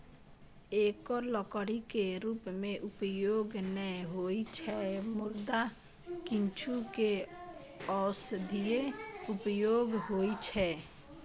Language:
Maithili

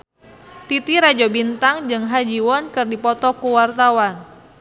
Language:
Sundanese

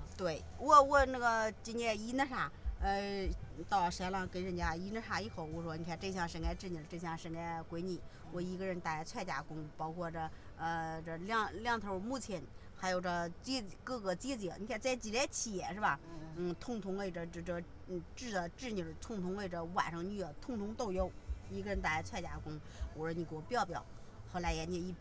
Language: Chinese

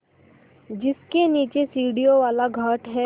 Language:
Hindi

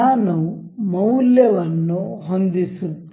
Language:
Kannada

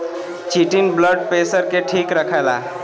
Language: Bhojpuri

